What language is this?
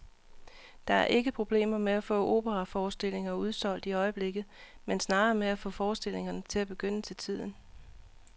Danish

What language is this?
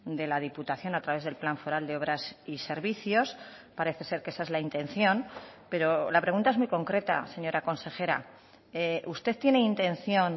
Spanish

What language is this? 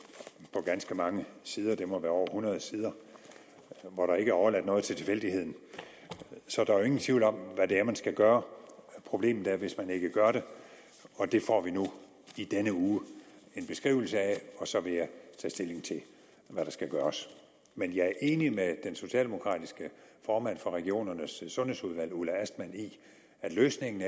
Danish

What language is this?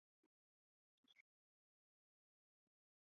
Chinese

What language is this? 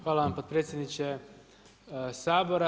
Croatian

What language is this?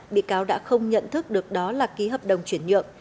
Vietnamese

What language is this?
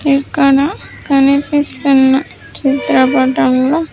Telugu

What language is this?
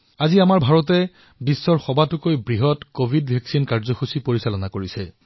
Assamese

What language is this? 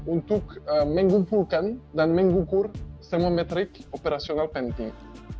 Indonesian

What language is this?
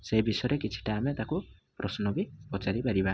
Odia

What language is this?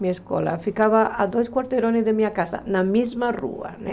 Portuguese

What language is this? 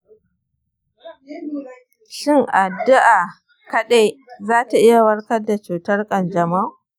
Hausa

